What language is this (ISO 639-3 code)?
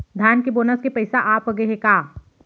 hne